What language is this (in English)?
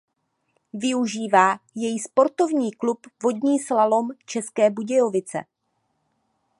Czech